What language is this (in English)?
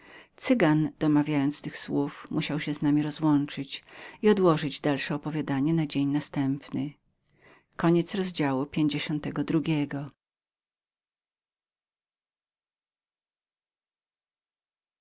Polish